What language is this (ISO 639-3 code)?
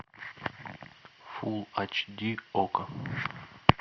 rus